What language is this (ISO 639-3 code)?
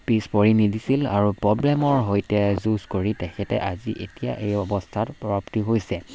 asm